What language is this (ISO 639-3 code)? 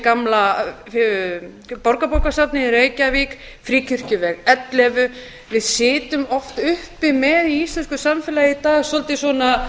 isl